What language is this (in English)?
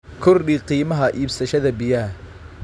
Somali